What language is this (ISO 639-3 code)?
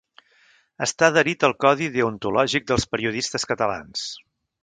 cat